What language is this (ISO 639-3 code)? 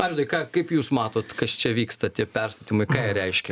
lit